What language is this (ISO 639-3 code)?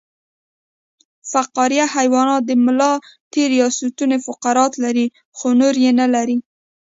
pus